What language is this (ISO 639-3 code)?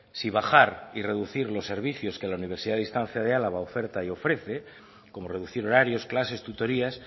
spa